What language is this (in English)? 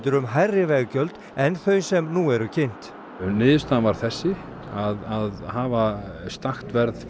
Icelandic